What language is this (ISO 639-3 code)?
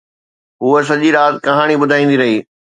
snd